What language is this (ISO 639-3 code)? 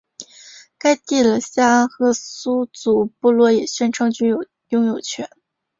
zho